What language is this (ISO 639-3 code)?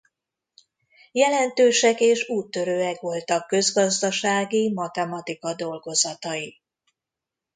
hun